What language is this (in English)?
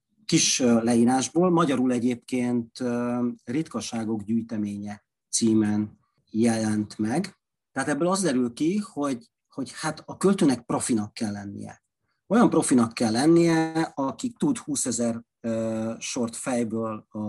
Hungarian